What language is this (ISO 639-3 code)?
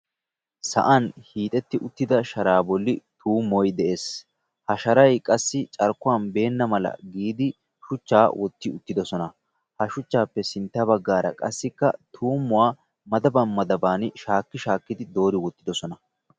wal